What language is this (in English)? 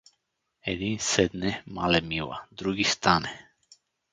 Bulgarian